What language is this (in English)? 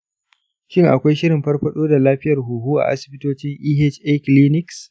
Hausa